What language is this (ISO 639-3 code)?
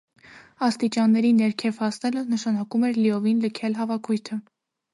hye